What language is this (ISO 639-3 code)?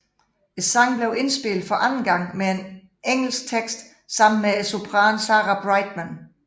dan